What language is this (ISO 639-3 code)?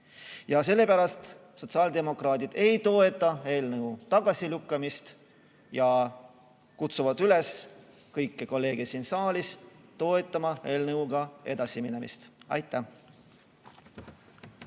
est